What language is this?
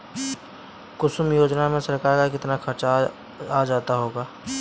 Hindi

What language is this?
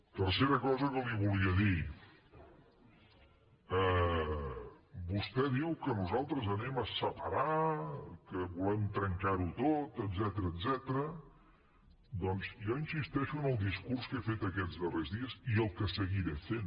Catalan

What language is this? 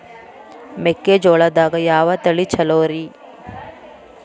Kannada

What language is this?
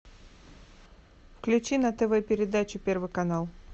Russian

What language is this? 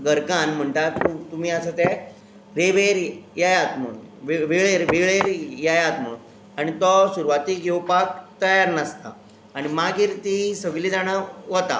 Konkani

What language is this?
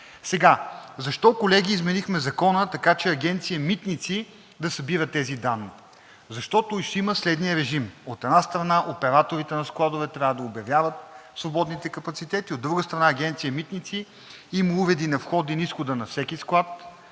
Bulgarian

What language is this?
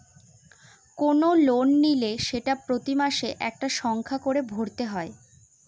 Bangla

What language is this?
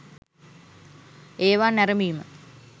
Sinhala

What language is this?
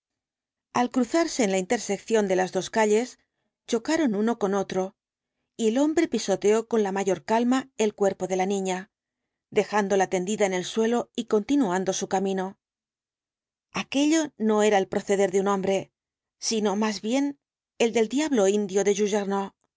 Spanish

